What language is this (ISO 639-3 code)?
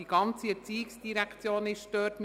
gsw